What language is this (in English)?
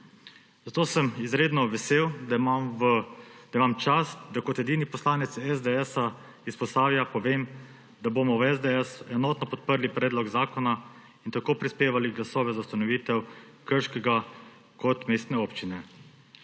Slovenian